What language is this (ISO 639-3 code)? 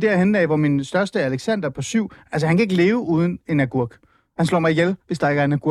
dan